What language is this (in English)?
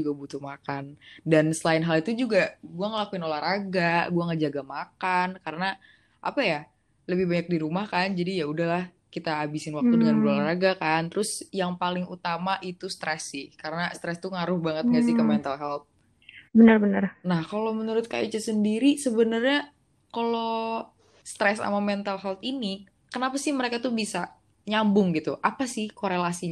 Indonesian